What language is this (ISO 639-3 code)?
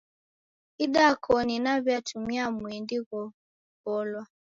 dav